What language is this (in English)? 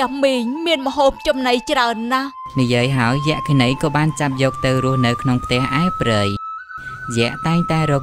Thai